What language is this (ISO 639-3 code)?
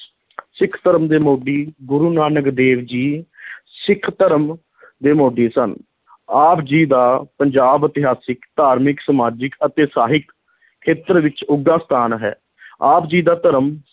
pan